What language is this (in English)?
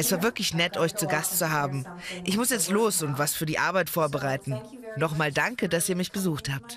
German